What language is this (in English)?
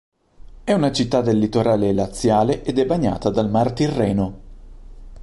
Italian